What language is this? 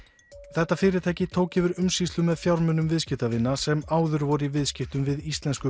Icelandic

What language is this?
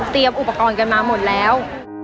Thai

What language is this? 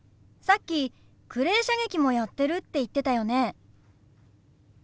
Japanese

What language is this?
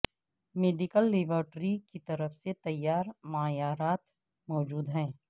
Urdu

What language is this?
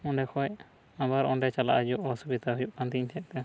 Santali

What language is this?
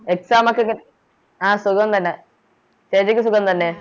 Malayalam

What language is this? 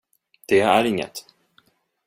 Swedish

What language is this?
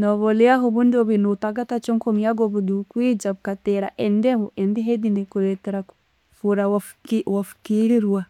Tooro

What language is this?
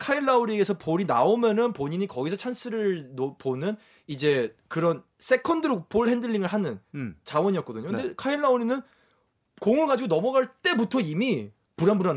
Korean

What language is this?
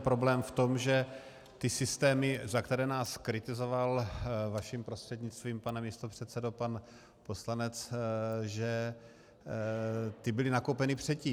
Czech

